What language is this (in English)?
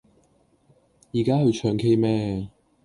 Cantonese